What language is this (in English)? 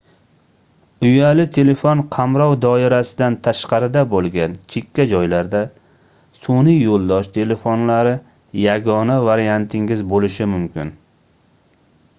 Uzbek